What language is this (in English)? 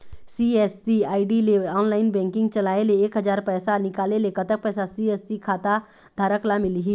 Chhattisgarhi